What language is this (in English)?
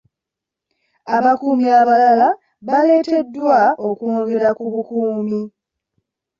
Ganda